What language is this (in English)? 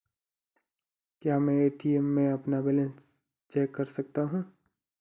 Hindi